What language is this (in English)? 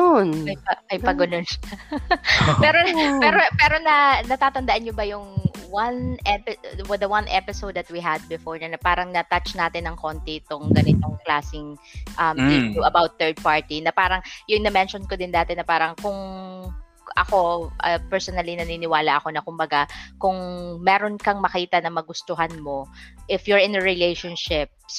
Filipino